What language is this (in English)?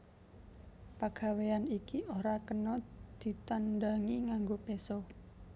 Javanese